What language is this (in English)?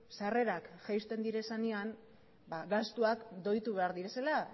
Basque